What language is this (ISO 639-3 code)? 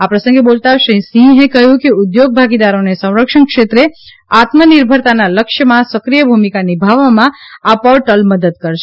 guj